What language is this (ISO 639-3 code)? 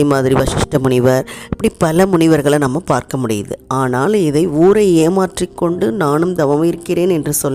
tam